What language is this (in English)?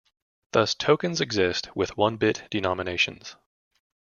English